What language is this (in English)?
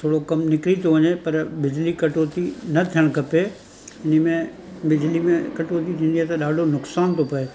Sindhi